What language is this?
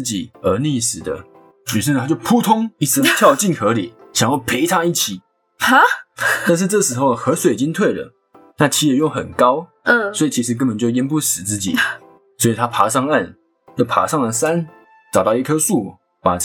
Chinese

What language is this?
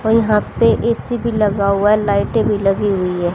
Hindi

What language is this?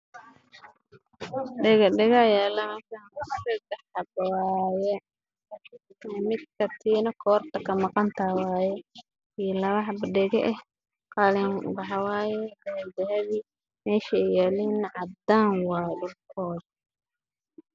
Somali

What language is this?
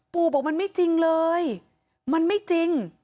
Thai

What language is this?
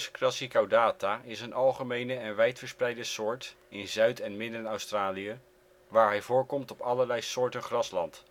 Dutch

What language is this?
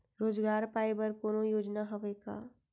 Chhattisgarhi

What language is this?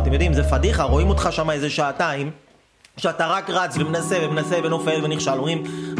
Hebrew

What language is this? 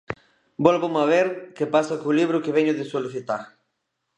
Galician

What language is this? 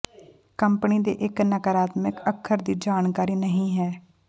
Punjabi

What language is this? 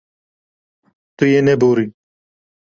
Kurdish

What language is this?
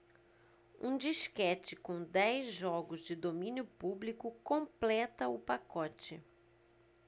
Portuguese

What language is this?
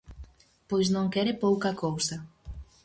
Galician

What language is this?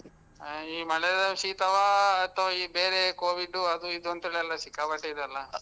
Kannada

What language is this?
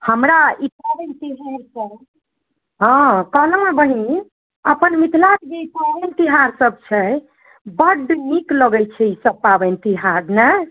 Maithili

